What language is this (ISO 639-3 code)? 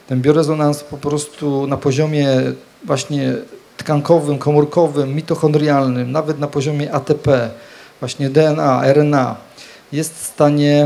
pol